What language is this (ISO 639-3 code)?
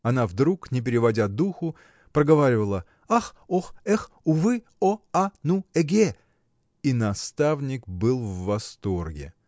rus